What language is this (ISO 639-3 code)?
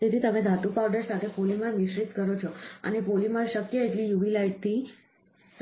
guj